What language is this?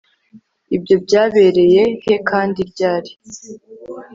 Kinyarwanda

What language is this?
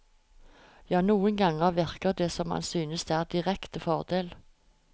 Norwegian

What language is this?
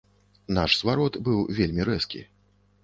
Belarusian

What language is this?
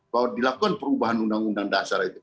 Indonesian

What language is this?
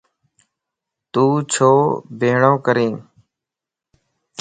Lasi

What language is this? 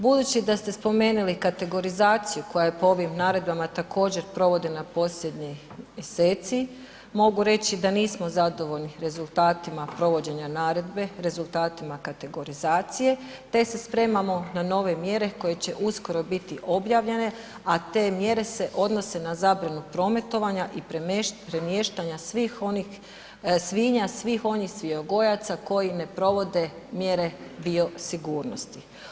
Croatian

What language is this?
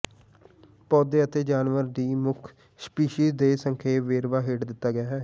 Punjabi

